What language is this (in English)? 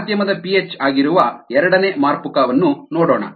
Kannada